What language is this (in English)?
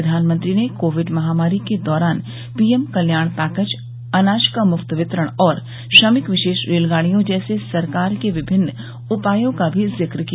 Hindi